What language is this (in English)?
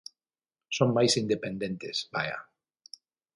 Galician